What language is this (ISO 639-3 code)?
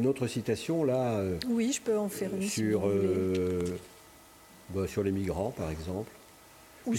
fra